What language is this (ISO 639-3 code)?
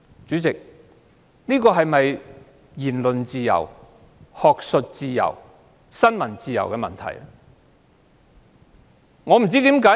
yue